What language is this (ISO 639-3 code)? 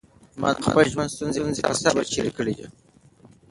pus